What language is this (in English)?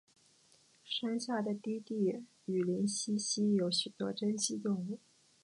Chinese